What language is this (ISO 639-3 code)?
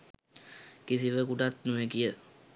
sin